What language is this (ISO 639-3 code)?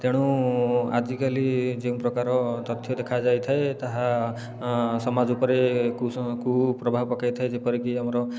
ori